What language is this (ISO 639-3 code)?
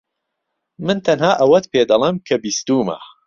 ckb